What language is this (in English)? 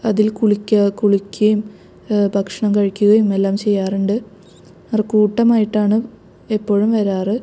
Malayalam